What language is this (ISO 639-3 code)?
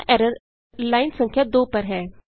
hin